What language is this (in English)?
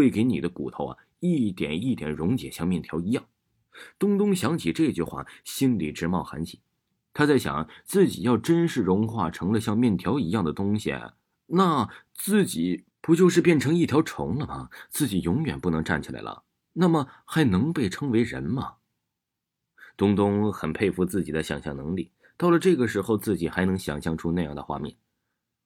Chinese